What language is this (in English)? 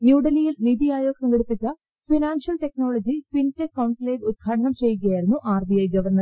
Malayalam